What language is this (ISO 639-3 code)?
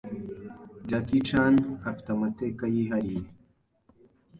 kin